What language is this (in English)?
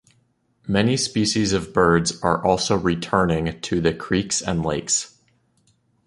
English